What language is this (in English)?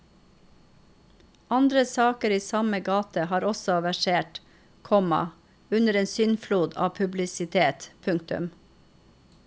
Norwegian